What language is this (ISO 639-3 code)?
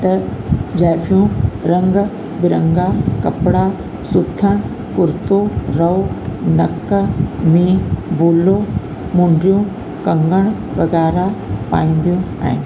snd